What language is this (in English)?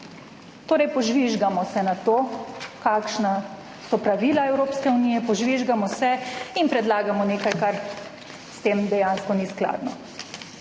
Slovenian